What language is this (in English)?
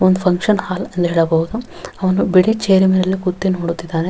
Kannada